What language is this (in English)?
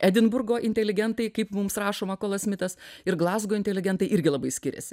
Lithuanian